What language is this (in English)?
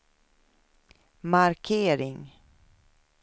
Swedish